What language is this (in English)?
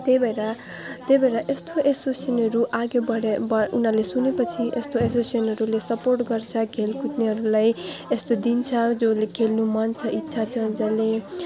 Nepali